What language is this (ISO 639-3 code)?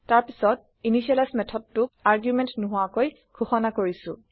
asm